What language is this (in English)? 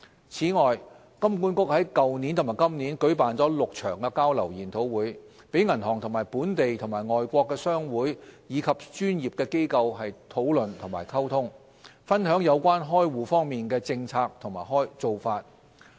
Cantonese